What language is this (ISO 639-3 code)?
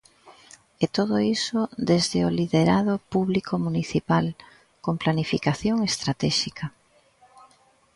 glg